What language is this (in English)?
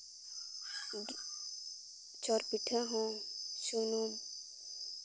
Santali